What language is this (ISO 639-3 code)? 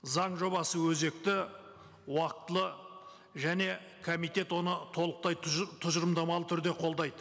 kaz